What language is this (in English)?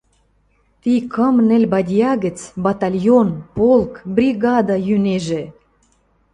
Western Mari